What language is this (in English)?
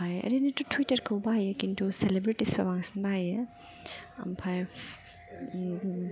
Bodo